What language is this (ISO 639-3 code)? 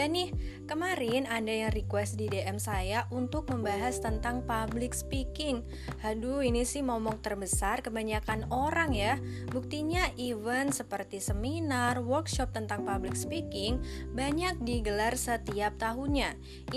ind